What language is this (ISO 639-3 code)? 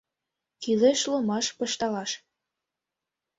chm